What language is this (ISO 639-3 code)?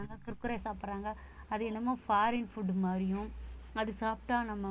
tam